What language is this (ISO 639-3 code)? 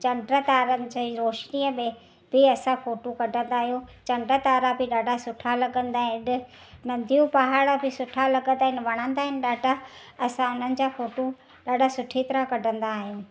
snd